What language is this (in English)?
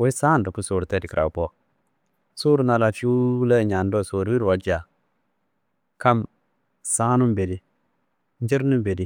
Kanembu